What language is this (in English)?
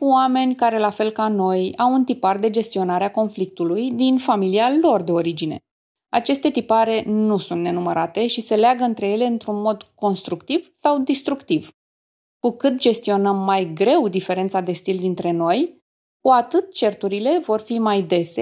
Romanian